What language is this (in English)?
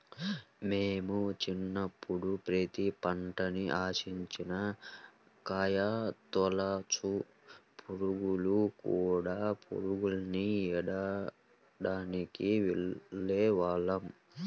Telugu